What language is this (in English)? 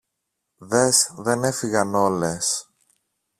Greek